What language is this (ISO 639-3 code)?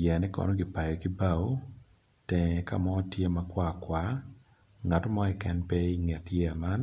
ach